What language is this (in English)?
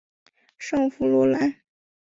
Chinese